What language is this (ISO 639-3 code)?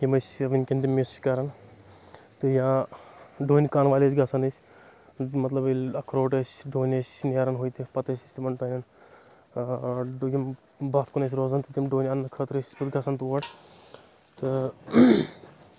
kas